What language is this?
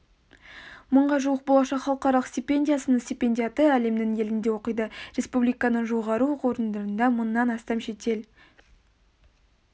Kazakh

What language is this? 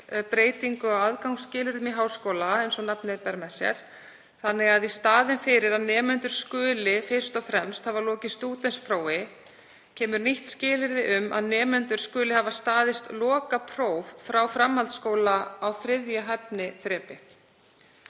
Icelandic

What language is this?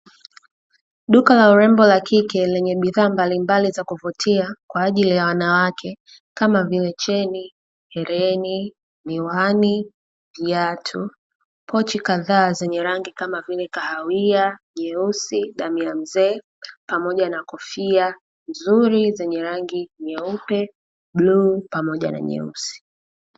Swahili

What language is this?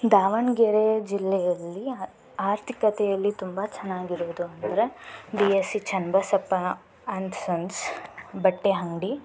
Kannada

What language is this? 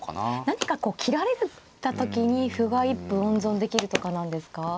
Japanese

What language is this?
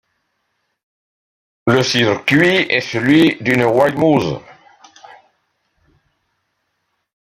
French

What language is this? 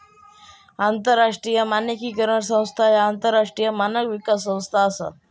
Marathi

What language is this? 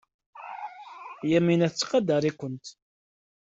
Kabyle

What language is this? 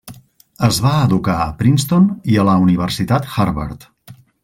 Catalan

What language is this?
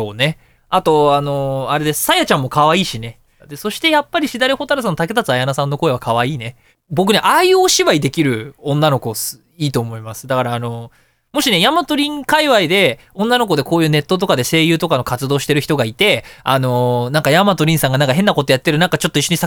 Japanese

